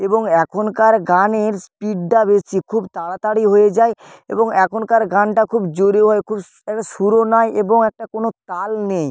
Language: Bangla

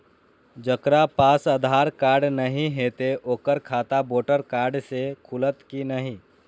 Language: Maithili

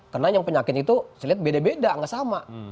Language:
Indonesian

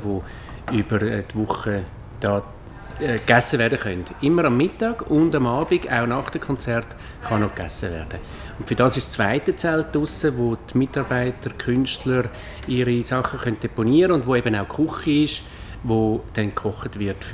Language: German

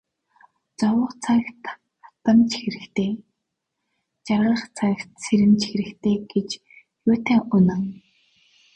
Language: Mongolian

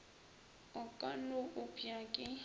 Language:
Northern Sotho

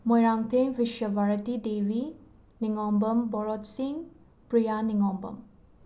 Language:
Manipuri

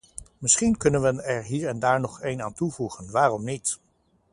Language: Dutch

